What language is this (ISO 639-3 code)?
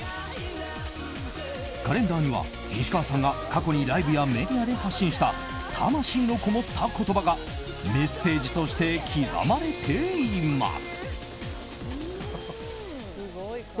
jpn